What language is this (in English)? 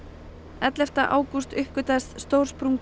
Icelandic